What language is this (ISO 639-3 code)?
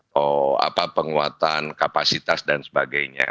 ind